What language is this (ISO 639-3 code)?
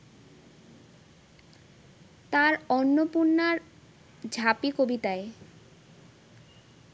ben